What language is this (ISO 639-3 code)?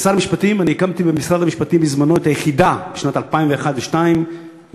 heb